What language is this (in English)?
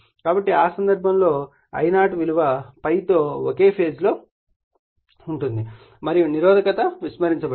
Telugu